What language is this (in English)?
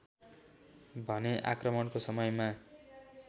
Nepali